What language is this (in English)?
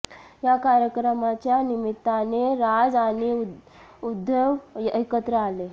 Marathi